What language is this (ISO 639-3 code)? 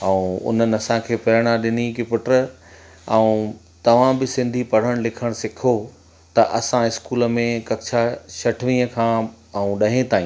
snd